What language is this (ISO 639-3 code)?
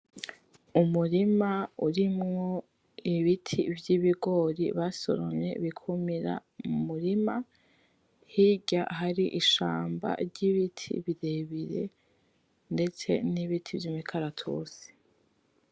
run